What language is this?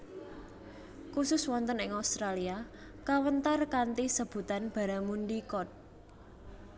Javanese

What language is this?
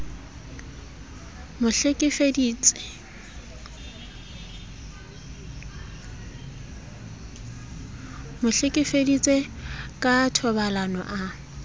Southern Sotho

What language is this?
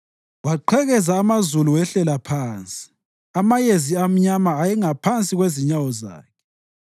North Ndebele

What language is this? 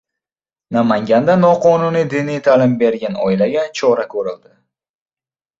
Uzbek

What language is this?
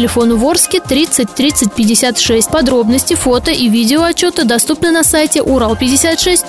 Russian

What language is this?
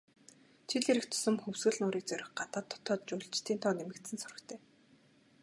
Mongolian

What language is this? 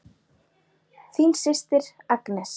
Icelandic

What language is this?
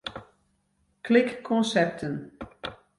Western Frisian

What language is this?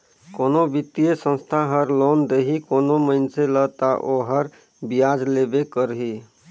Chhattisgarhi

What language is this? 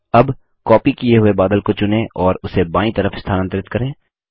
Hindi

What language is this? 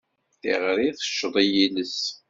Kabyle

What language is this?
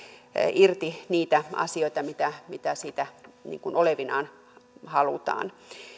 Finnish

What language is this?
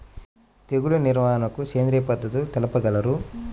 Telugu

